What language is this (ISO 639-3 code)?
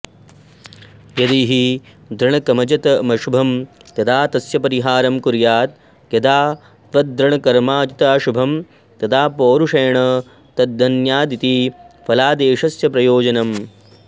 san